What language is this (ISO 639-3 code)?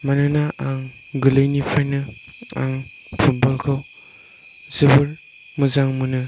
brx